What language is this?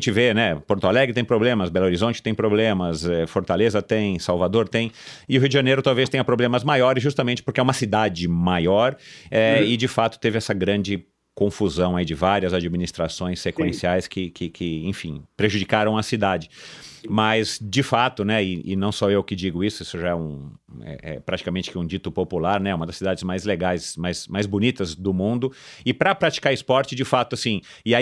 Portuguese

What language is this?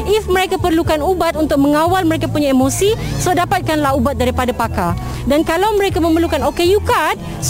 Malay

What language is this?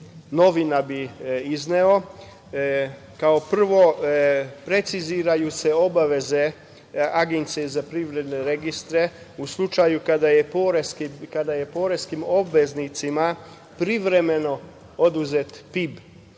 Serbian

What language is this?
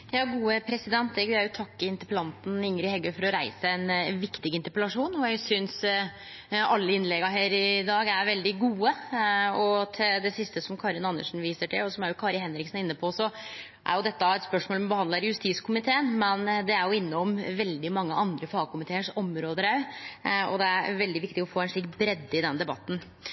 Norwegian Nynorsk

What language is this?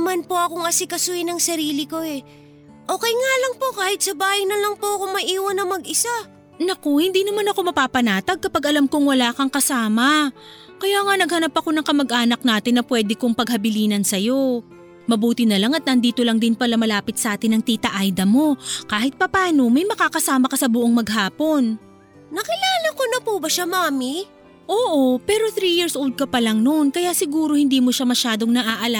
Filipino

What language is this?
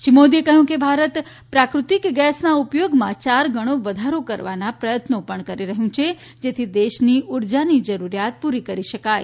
Gujarati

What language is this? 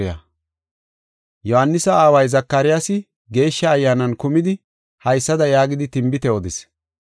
Gofa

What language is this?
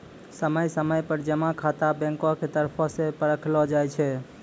Maithili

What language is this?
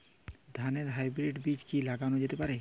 Bangla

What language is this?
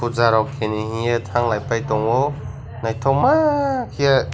Kok Borok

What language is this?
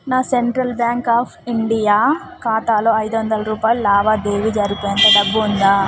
Telugu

